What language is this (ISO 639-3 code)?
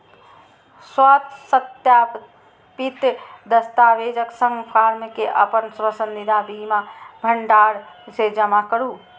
mai